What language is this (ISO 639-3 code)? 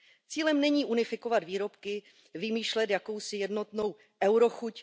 ces